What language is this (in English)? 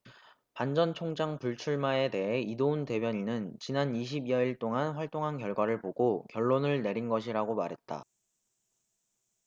Korean